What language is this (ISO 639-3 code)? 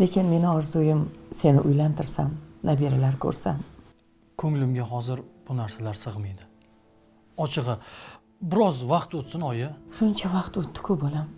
tur